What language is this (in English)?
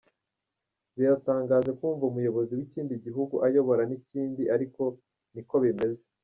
Kinyarwanda